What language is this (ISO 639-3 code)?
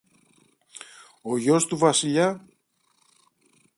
ell